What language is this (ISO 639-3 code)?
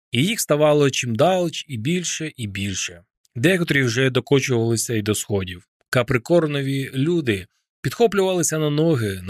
ukr